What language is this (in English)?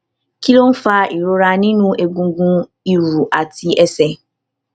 Yoruba